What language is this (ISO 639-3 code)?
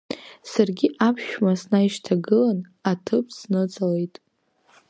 abk